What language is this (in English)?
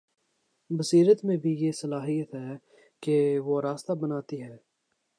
Urdu